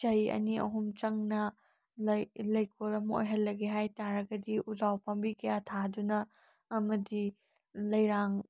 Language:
Manipuri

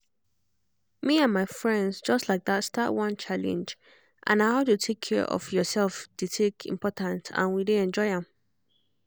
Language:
Nigerian Pidgin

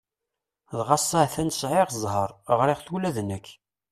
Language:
Kabyle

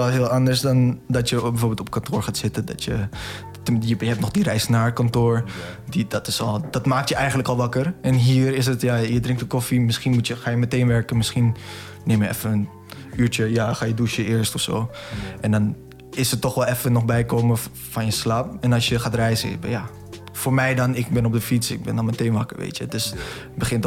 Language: Dutch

